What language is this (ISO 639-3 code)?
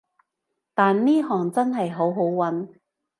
yue